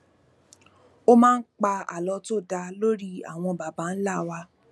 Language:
Yoruba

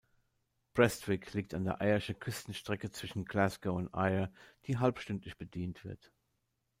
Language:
German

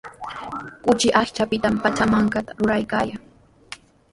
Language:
Sihuas Ancash Quechua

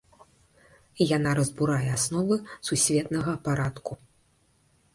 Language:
Belarusian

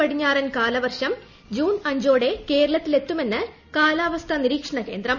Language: Malayalam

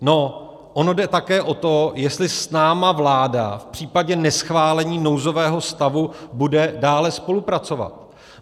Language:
Czech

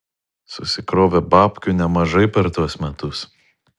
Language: Lithuanian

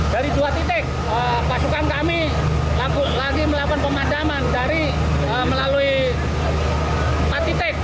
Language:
Indonesian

